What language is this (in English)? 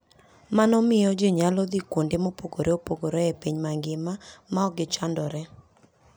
Luo (Kenya and Tanzania)